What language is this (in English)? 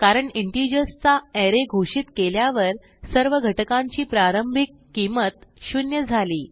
Marathi